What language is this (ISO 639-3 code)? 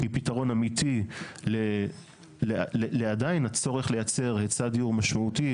heb